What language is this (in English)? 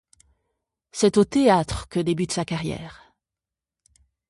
French